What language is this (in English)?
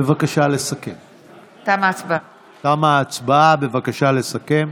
Hebrew